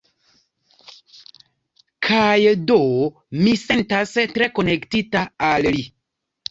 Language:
Esperanto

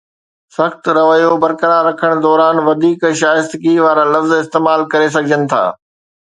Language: Sindhi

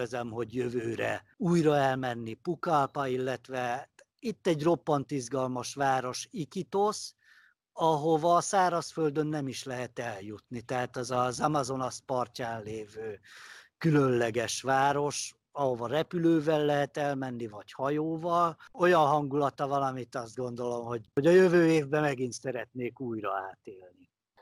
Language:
Hungarian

